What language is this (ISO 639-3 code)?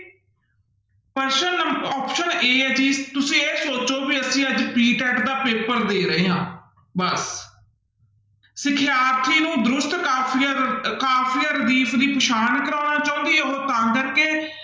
pan